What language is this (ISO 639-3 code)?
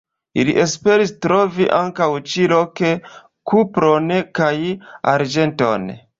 epo